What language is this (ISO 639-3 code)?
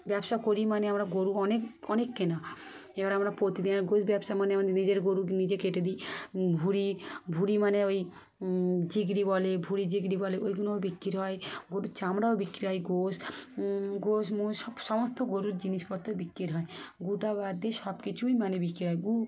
ben